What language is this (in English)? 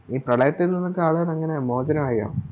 Malayalam